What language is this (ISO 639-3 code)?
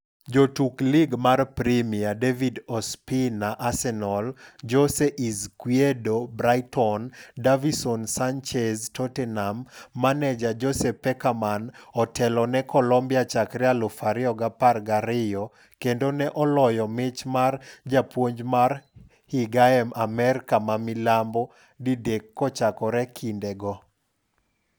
luo